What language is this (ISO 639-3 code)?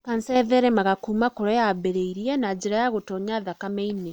kik